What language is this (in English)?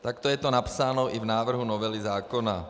Czech